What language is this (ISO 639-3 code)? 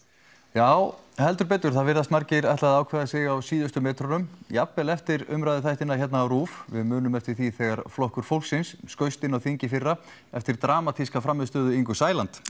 isl